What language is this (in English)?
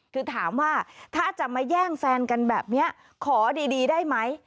Thai